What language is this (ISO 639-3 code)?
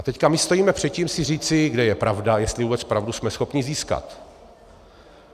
ces